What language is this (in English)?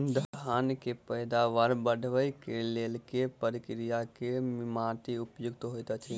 Maithili